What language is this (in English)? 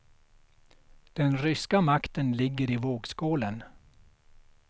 Swedish